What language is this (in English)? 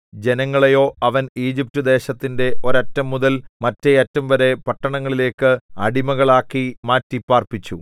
Malayalam